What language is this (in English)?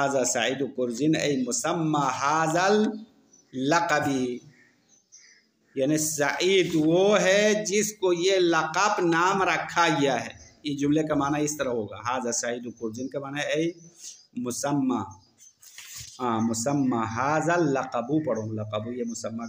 Hindi